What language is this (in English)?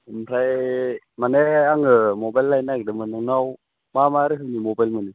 Bodo